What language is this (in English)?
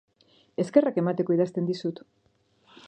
Basque